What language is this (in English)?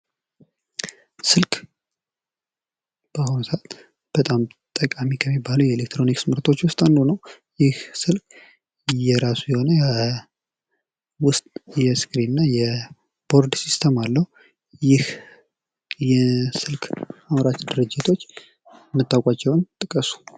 Amharic